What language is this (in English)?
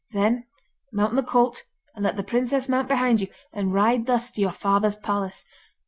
English